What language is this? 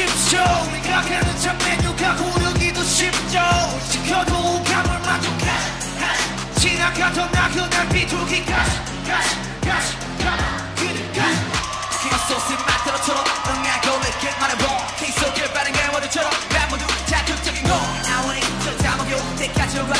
Korean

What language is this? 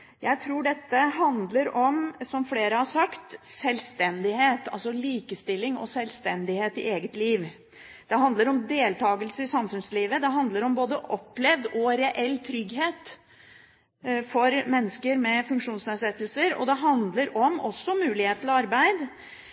Norwegian Bokmål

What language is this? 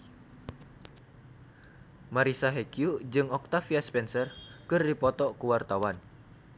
Sundanese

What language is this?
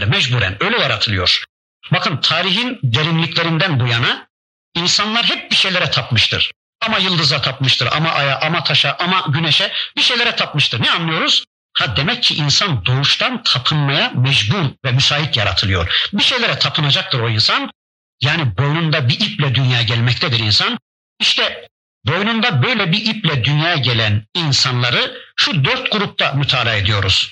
Turkish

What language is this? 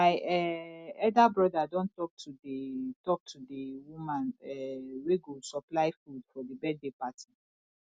Nigerian Pidgin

